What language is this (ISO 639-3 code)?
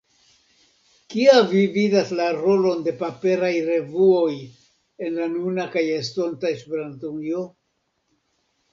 epo